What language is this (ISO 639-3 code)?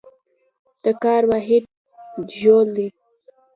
pus